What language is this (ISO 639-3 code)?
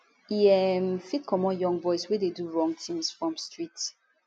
pcm